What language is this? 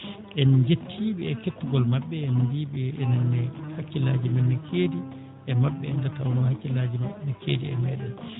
Fula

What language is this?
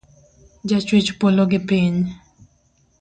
Luo (Kenya and Tanzania)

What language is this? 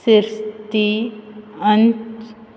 Konkani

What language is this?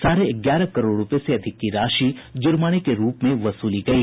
Hindi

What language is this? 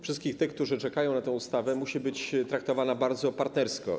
Polish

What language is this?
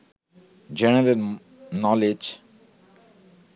Bangla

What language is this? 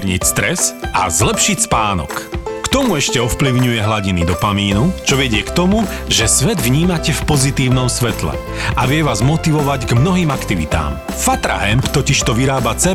Slovak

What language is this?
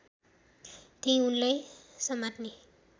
Nepali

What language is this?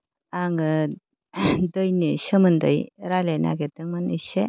Bodo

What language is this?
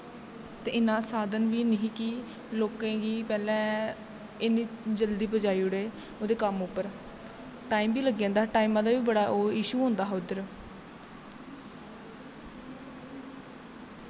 Dogri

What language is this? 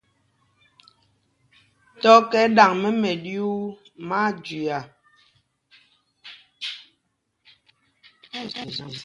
Mpumpong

